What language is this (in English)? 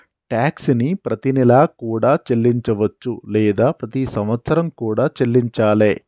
Telugu